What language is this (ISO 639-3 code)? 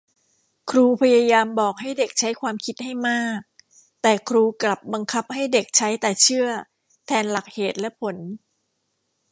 tha